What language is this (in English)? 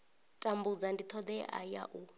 Venda